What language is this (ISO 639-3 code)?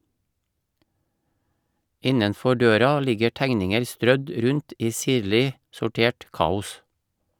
nor